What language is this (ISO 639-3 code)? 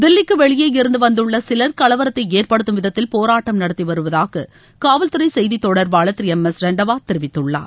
tam